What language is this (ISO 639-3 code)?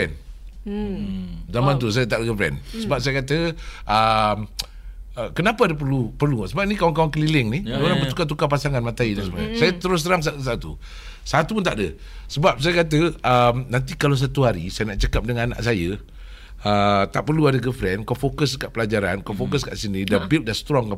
msa